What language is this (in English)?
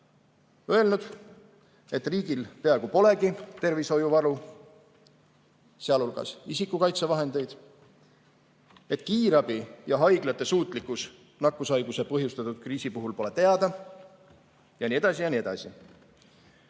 Estonian